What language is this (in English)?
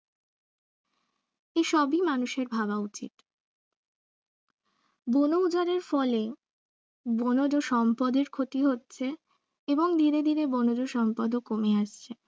Bangla